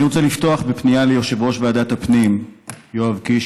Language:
Hebrew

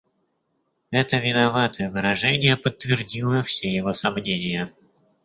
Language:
Russian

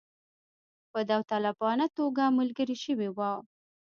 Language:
Pashto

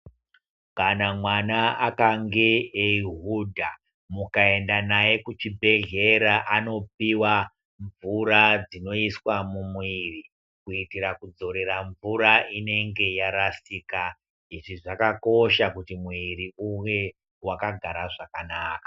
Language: Ndau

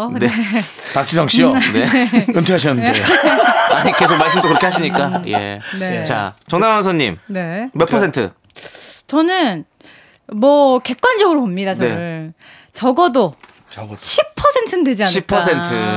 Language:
Korean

